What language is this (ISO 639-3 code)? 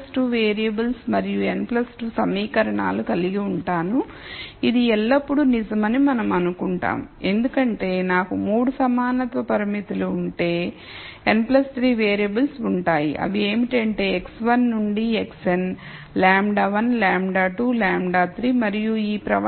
tel